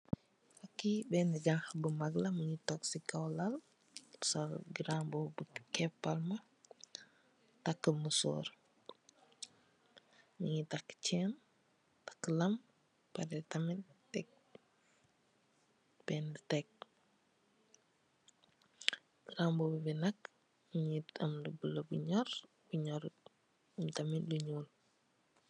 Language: Wolof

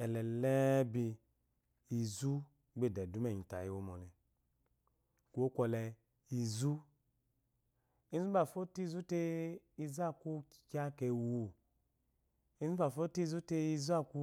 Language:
Eloyi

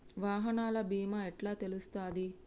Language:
Telugu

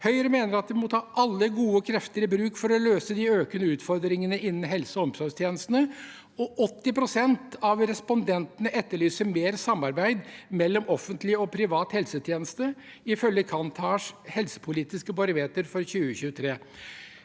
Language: Norwegian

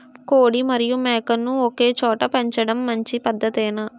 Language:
Telugu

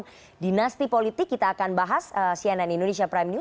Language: Indonesian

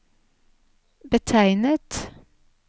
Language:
Norwegian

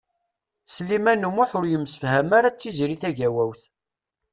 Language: Kabyle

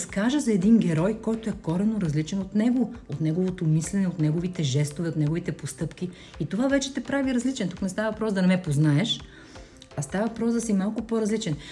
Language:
Bulgarian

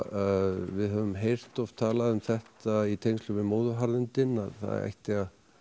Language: Icelandic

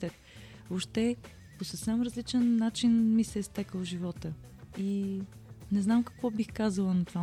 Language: Bulgarian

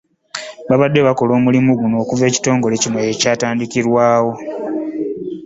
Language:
Ganda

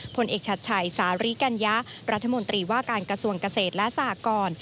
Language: Thai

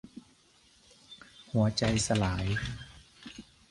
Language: Thai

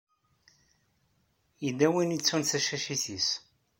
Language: Kabyle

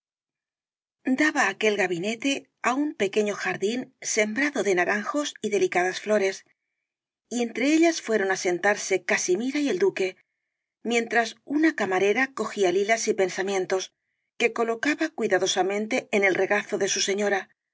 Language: Spanish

